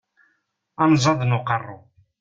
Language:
Kabyle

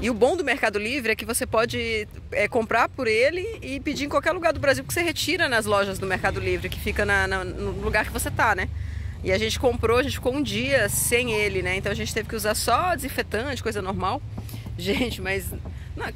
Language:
Portuguese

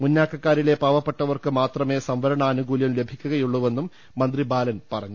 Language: Malayalam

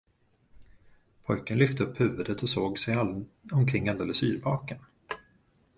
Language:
Swedish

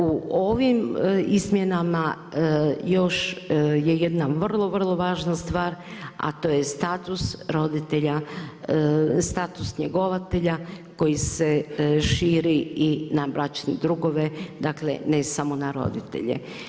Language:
Croatian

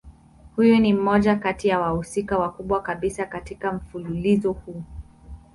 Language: Swahili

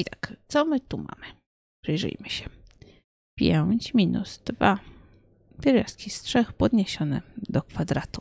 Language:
Polish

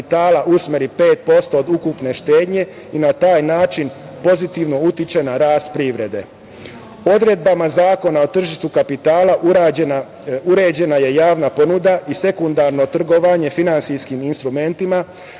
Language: Serbian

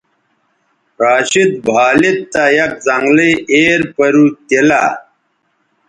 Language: Bateri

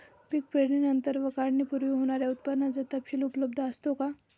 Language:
Marathi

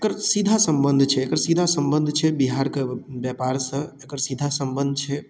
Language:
Maithili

